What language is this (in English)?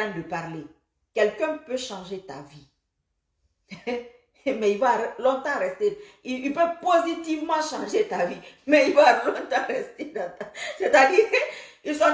French